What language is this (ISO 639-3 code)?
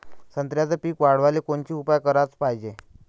mar